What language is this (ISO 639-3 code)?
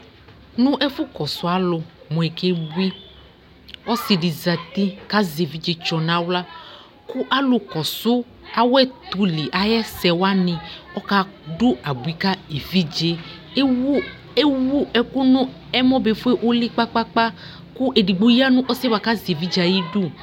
kpo